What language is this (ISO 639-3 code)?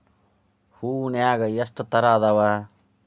kan